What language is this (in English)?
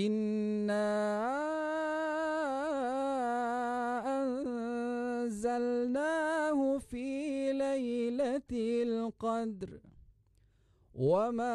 Malay